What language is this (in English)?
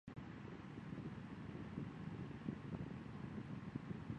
Chinese